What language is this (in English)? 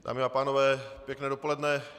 Czech